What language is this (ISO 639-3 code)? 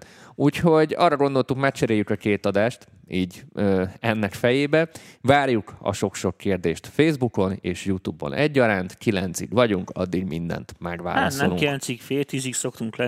hun